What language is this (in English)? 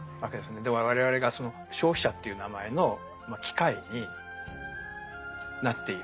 Japanese